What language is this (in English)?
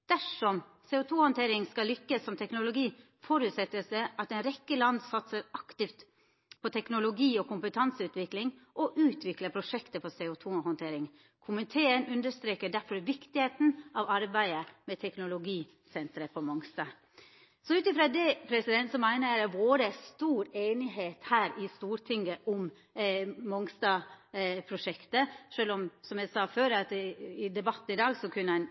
Norwegian Nynorsk